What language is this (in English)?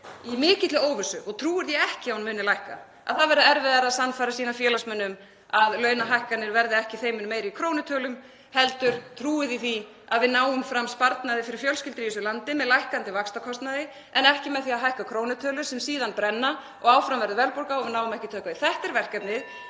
Icelandic